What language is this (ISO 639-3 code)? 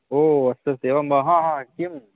san